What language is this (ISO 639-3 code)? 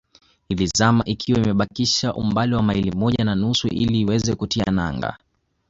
swa